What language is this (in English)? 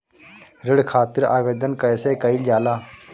Bhojpuri